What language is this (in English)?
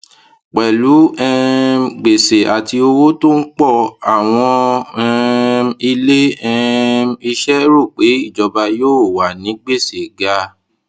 Yoruba